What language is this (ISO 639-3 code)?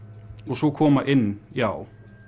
isl